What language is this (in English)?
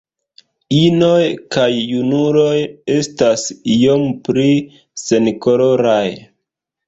Esperanto